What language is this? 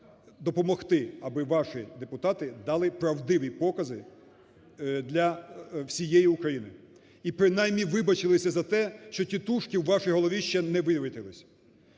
Ukrainian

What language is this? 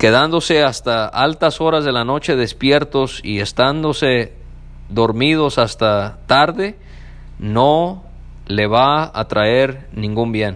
Spanish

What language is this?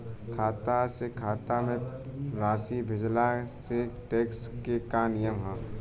Bhojpuri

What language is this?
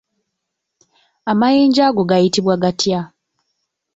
Ganda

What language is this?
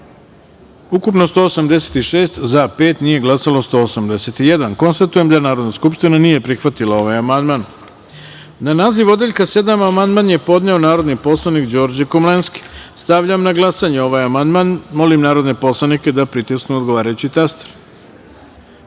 Serbian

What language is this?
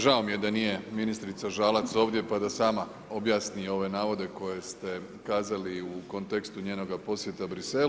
Croatian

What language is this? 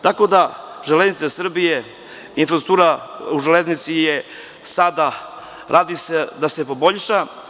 Serbian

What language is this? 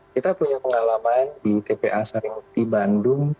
Indonesian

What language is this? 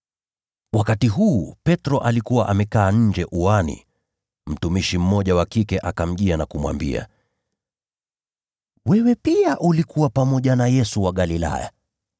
Swahili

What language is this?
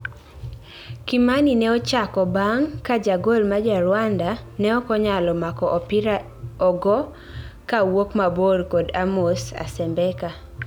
Luo (Kenya and Tanzania)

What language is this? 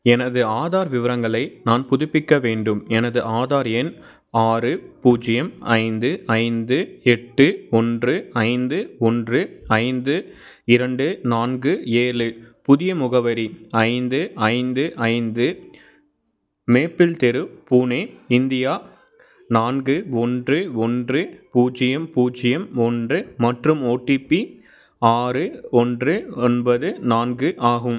Tamil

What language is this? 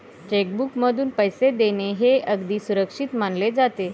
Marathi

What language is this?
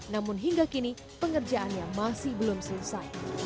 Indonesian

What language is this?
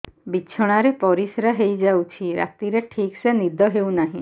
Odia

